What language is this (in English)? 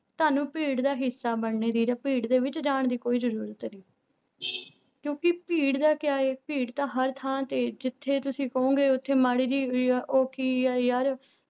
Punjabi